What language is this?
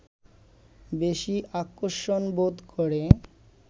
Bangla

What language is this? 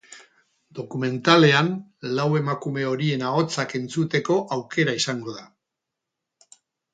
Basque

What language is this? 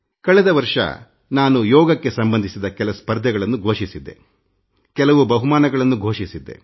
Kannada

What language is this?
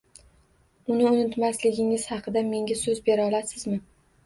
Uzbek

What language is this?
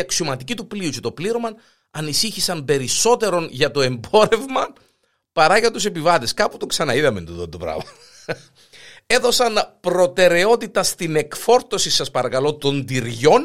Greek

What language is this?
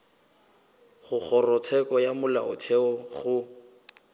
Northern Sotho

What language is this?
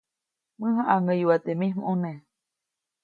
Copainalá Zoque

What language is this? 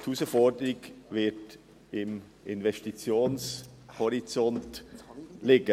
Swiss German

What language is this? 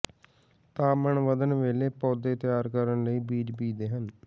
Punjabi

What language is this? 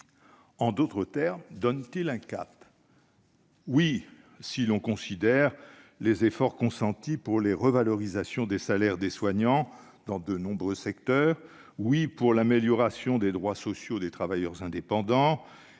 French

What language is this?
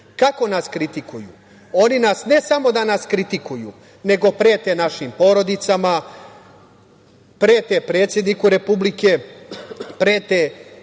Serbian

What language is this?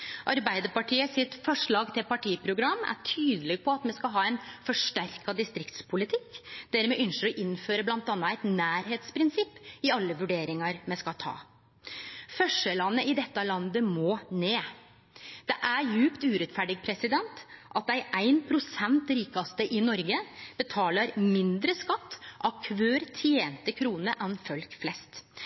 Norwegian Nynorsk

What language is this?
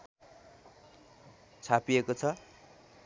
Nepali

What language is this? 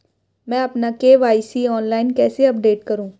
Hindi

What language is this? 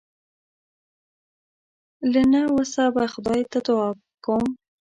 Pashto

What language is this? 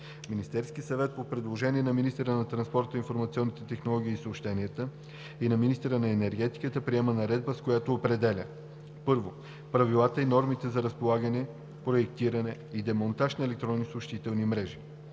Bulgarian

